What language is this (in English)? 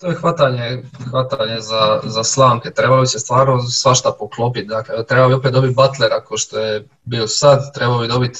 Croatian